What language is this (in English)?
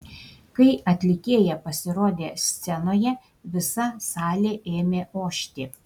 Lithuanian